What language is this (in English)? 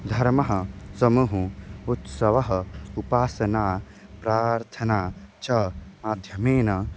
Sanskrit